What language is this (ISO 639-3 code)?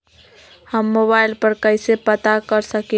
mag